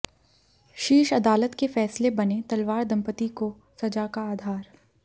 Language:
Hindi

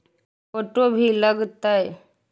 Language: Magahi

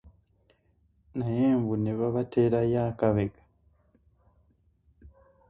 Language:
Ganda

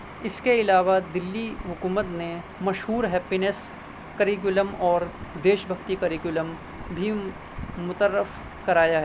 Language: Urdu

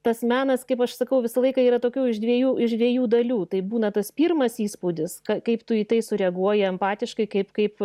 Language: Lithuanian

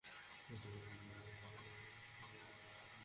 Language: Bangla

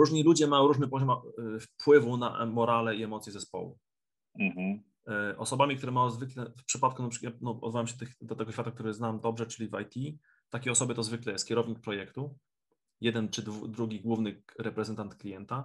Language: Polish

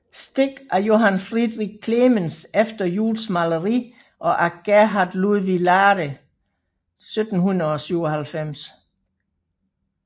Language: Danish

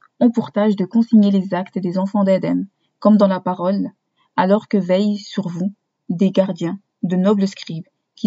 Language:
French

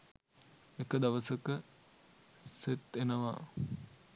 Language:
Sinhala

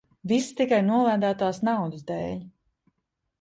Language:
Latvian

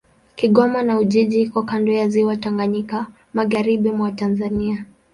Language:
Swahili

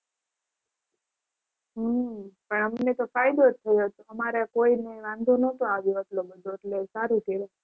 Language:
Gujarati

